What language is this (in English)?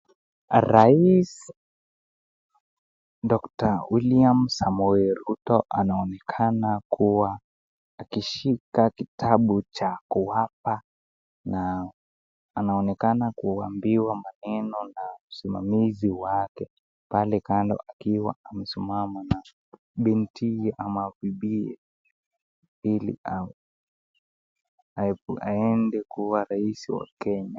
Swahili